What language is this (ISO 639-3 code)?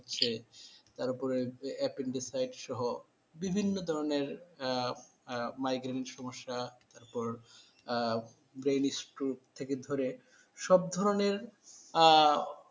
ben